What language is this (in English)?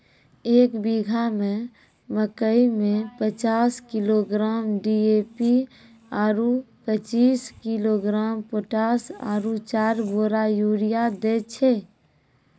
Maithili